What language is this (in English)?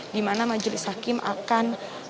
Indonesian